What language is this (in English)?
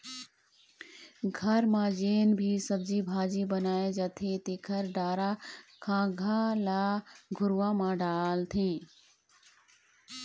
Chhattisgarhi